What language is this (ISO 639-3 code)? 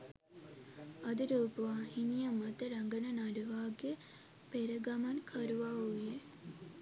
sin